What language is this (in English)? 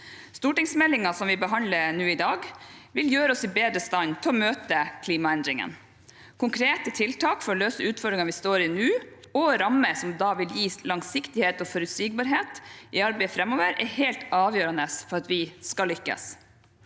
Norwegian